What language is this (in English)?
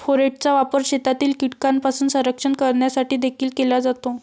Marathi